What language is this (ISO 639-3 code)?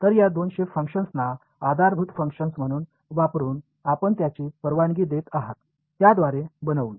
mar